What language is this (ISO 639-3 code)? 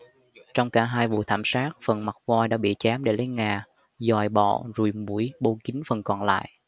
vie